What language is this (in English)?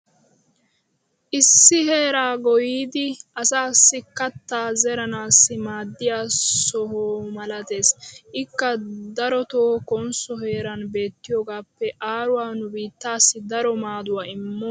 Wolaytta